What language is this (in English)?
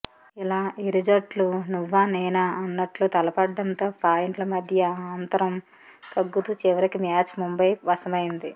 Telugu